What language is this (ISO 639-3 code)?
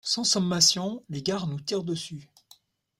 fra